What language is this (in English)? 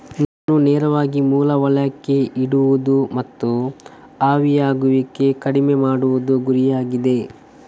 Kannada